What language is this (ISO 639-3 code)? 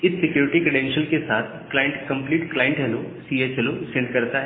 hin